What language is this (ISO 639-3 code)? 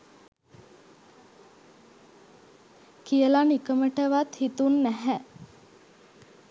sin